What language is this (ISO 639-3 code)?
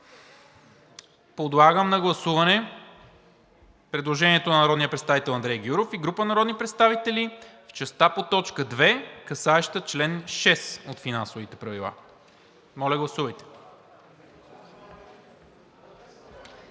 bul